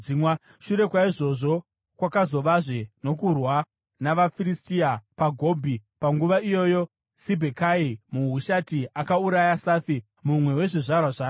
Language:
Shona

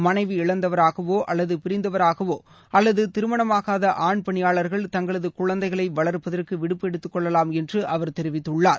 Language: Tamil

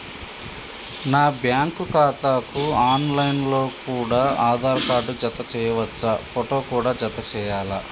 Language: Telugu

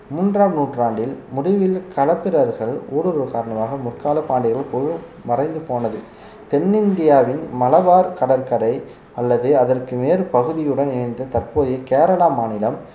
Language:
Tamil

